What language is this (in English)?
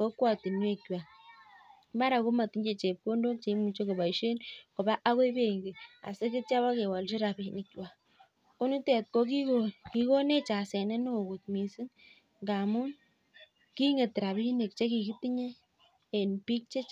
Kalenjin